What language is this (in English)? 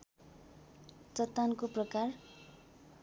Nepali